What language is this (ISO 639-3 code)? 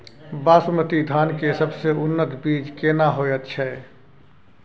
mai